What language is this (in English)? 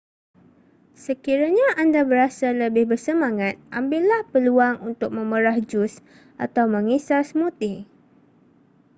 Malay